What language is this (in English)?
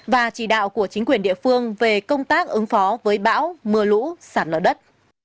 Vietnamese